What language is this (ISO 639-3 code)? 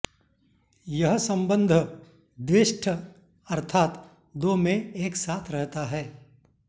san